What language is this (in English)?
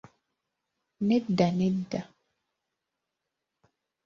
Ganda